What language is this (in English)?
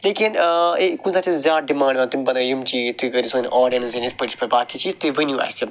Kashmiri